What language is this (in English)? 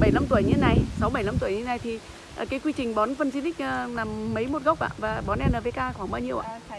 Vietnamese